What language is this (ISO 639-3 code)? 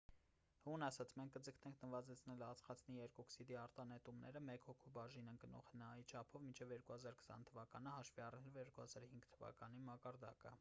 hye